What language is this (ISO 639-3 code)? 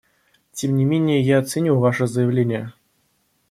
rus